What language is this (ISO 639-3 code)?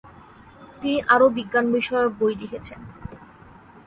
ben